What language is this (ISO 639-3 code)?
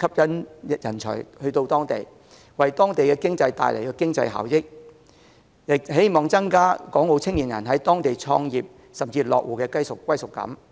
yue